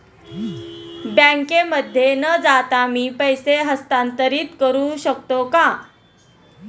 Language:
Marathi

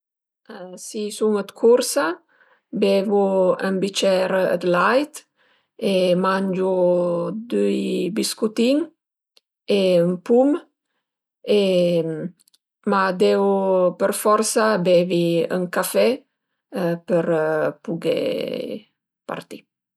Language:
Piedmontese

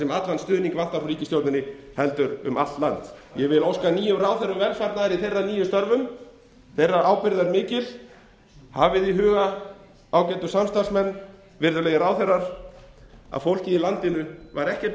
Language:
Icelandic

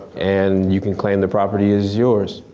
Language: English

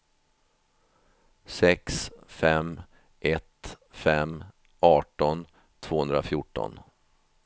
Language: Swedish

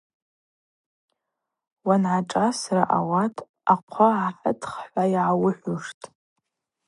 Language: Abaza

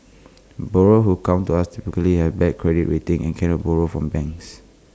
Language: English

